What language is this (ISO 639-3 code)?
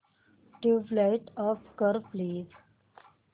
mar